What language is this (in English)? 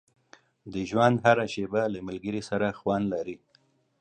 Pashto